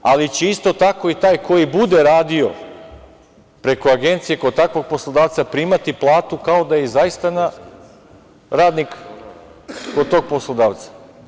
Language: Serbian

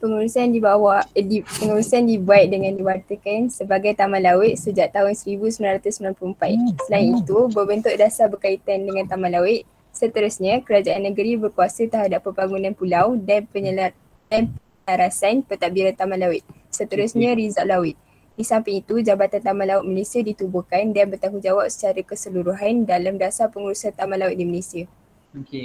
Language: Malay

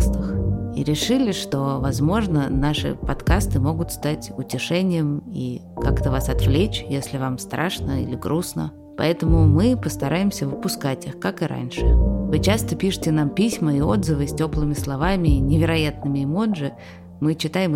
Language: Russian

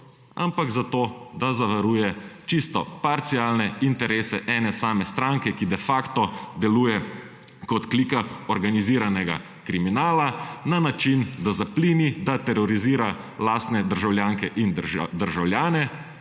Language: Slovenian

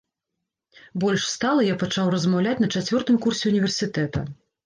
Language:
Belarusian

